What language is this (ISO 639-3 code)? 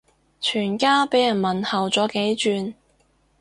yue